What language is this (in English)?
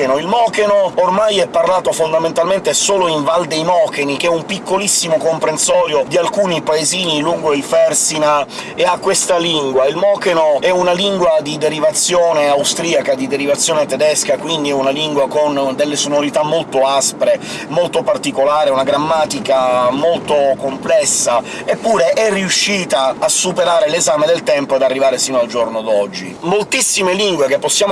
Italian